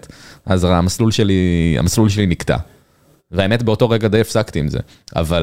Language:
Hebrew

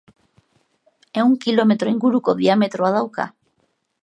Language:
Basque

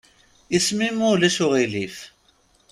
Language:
Kabyle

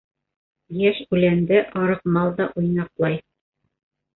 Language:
Bashkir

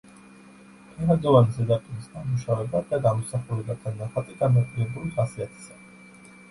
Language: Georgian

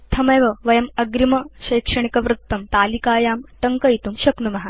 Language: Sanskrit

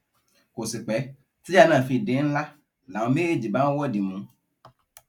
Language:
Yoruba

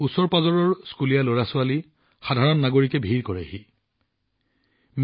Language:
Assamese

